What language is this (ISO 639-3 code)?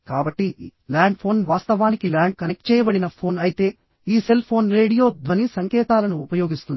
tel